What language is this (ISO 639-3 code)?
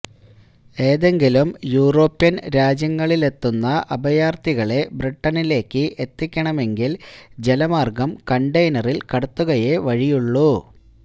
mal